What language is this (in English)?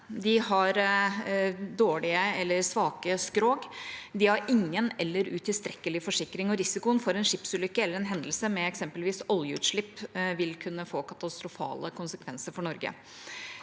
Norwegian